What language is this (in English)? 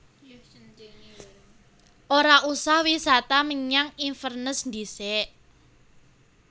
Javanese